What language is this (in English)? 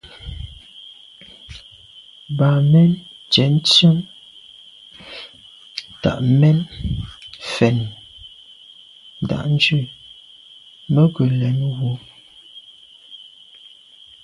Medumba